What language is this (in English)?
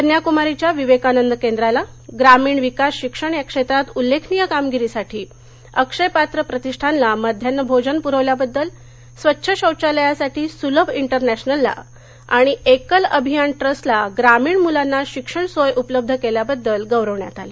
Marathi